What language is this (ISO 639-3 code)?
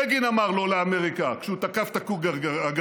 heb